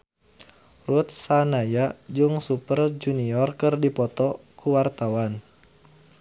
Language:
Sundanese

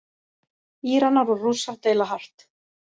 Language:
Icelandic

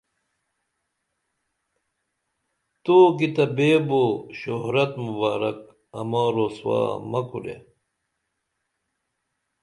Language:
Dameli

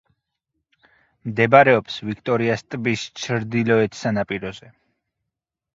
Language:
Georgian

